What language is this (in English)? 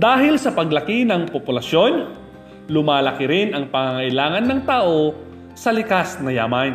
Filipino